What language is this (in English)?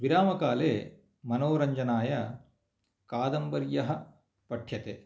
Sanskrit